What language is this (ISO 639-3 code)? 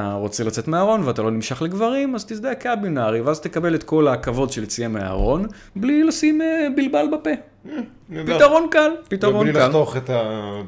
heb